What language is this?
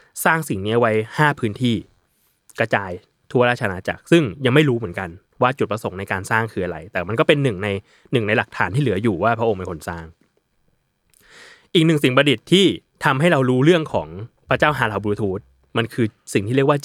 Thai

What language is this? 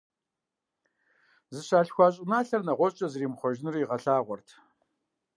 Kabardian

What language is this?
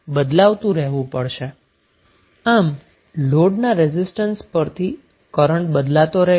Gujarati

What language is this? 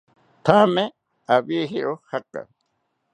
South Ucayali Ashéninka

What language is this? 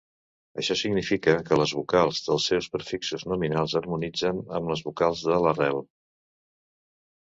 Catalan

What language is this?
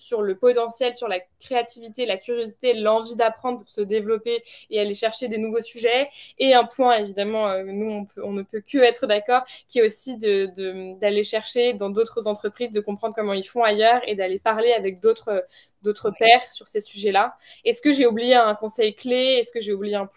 French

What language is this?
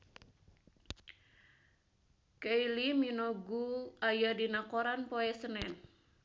Sundanese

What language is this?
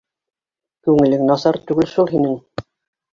Bashkir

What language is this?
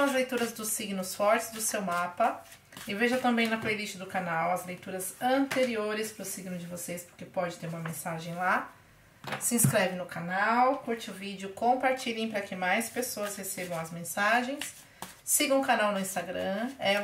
Portuguese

